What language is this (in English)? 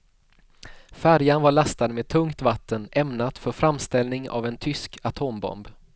Swedish